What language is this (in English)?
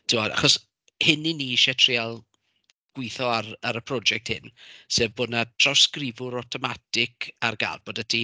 Welsh